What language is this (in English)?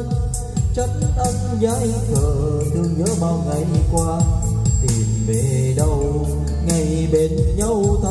Vietnamese